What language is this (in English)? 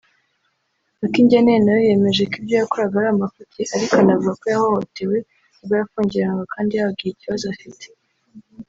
Kinyarwanda